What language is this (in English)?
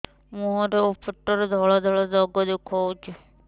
Odia